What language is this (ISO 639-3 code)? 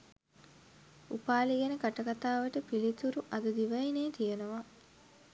sin